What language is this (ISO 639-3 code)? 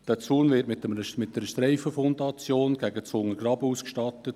gsw